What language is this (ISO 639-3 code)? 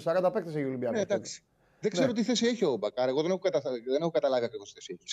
ell